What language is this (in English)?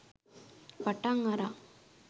Sinhala